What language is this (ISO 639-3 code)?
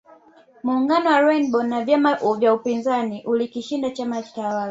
swa